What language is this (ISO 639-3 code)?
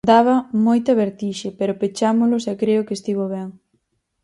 glg